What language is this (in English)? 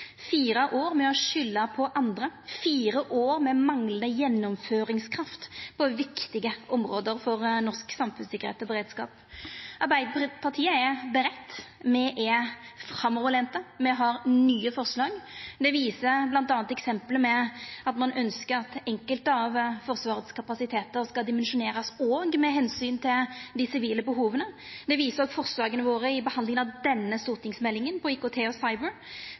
Norwegian Nynorsk